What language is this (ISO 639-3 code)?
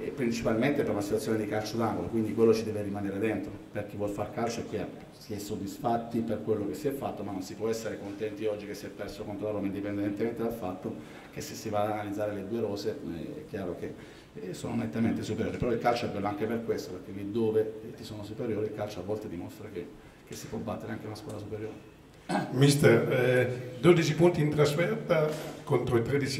ita